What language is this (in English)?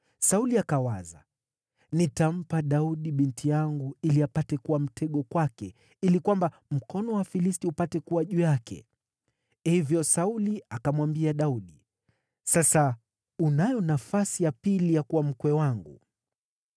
Swahili